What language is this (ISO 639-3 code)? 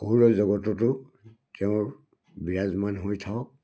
asm